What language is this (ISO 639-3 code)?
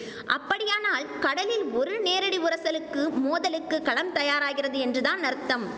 tam